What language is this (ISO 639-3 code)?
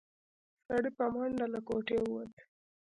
pus